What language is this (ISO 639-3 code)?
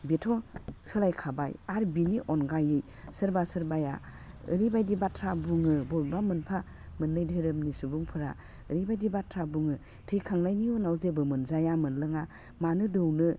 brx